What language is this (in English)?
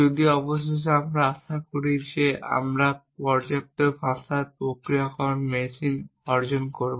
Bangla